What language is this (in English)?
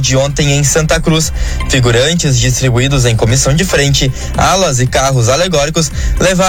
Portuguese